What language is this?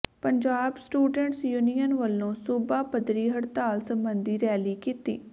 Punjabi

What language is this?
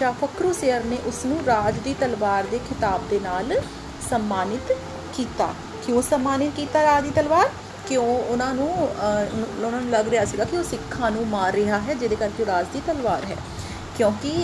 Hindi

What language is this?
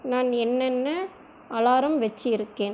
Tamil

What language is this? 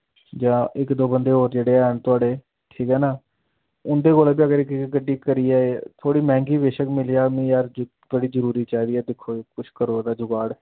Dogri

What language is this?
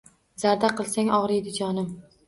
Uzbek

